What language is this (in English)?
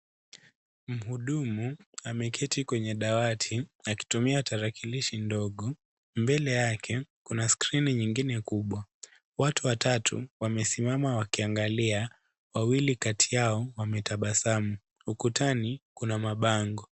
Swahili